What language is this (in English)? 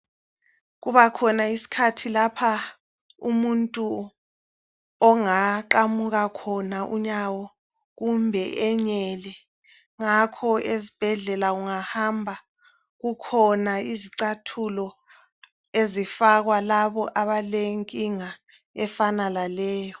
North Ndebele